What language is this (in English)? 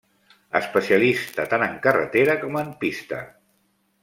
Catalan